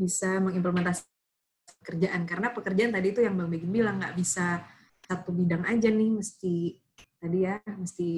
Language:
Indonesian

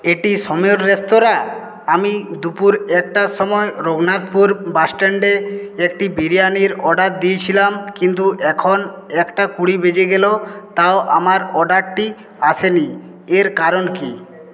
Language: Bangla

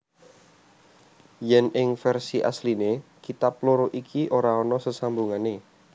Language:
Javanese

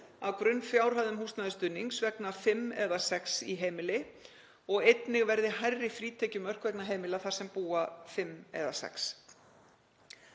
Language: Icelandic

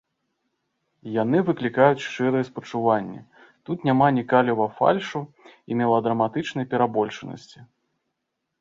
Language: Belarusian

